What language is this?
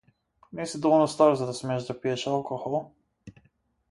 Macedonian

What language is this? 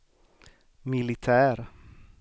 Swedish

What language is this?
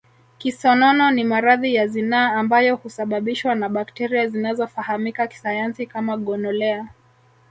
Swahili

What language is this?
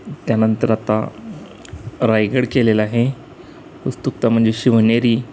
Marathi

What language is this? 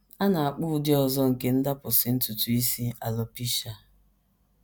Igbo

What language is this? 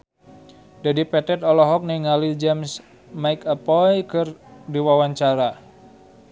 Sundanese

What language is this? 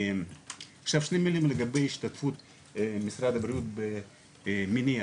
Hebrew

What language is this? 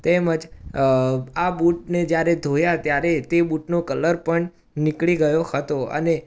Gujarati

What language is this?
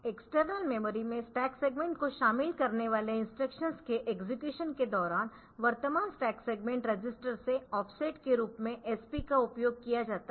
Hindi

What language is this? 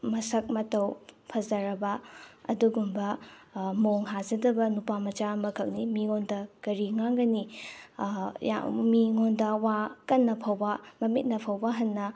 Manipuri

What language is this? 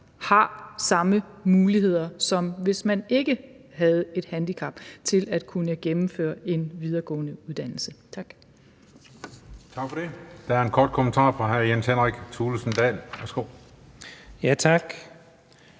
Danish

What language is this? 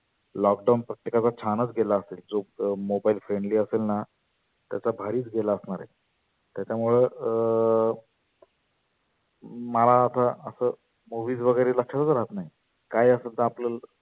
Marathi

